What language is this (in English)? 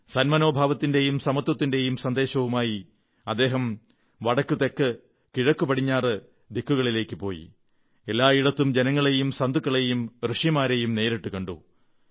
Malayalam